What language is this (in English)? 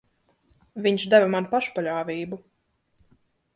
Latvian